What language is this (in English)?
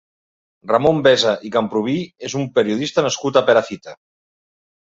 Catalan